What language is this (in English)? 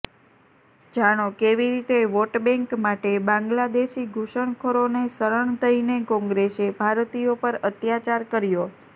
Gujarati